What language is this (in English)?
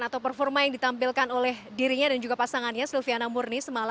Indonesian